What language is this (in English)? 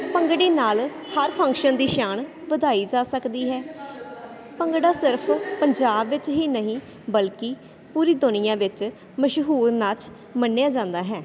Punjabi